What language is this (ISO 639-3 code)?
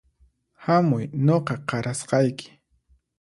qxp